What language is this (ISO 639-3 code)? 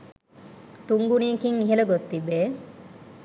sin